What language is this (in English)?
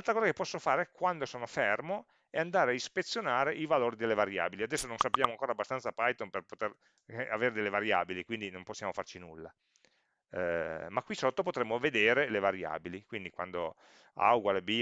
Italian